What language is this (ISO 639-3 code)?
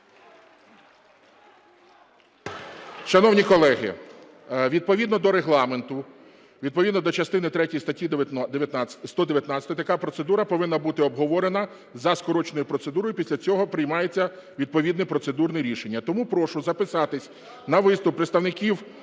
ukr